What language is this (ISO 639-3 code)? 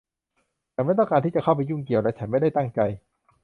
tha